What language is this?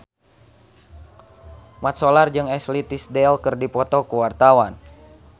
Sundanese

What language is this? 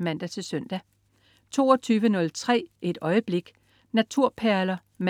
Danish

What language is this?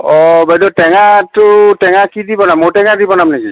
Assamese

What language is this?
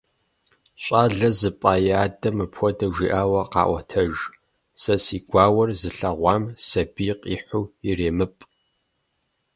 Kabardian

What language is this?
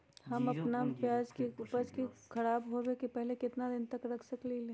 Magahi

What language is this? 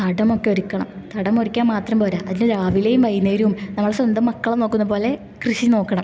Malayalam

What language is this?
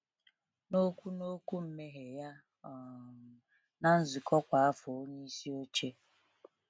Igbo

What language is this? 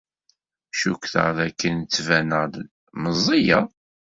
Kabyle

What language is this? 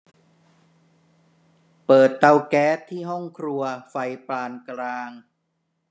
Thai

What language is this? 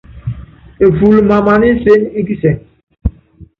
Yangben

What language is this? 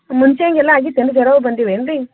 Kannada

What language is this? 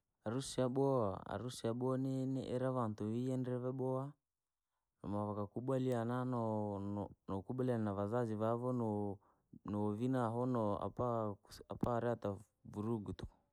Langi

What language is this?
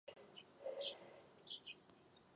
Czech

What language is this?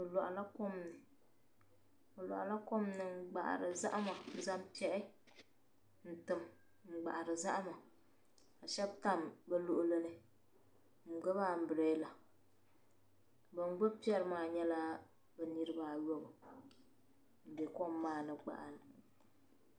Dagbani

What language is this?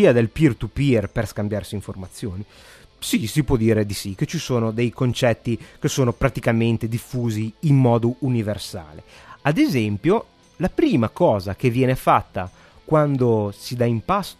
Italian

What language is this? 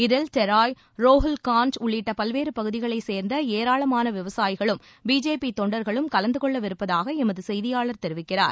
Tamil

